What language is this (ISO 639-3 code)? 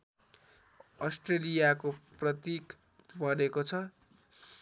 nep